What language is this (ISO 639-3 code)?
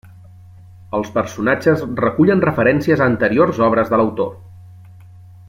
cat